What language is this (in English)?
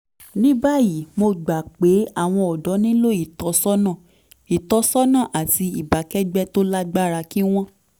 Yoruba